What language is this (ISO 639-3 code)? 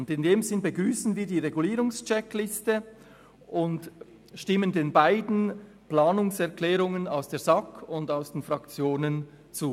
gsw